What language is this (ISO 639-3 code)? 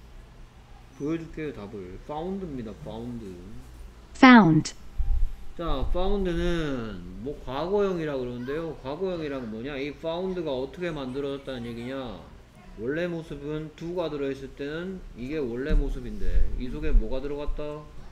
kor